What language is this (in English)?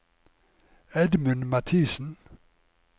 Norwegian